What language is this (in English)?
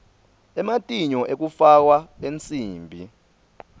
Swati